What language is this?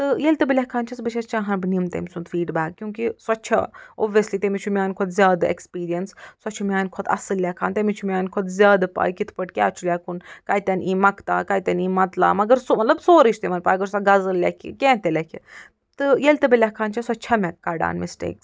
Kashmiri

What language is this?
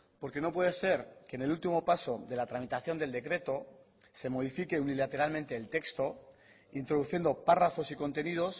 Spanish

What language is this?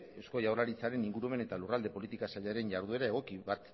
Basque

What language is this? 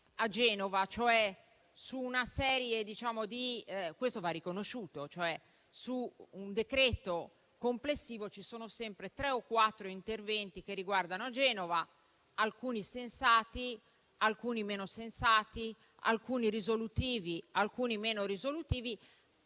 Italian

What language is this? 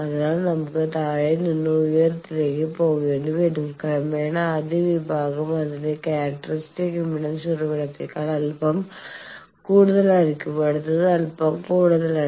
Malayalam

